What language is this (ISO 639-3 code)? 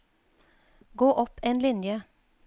nor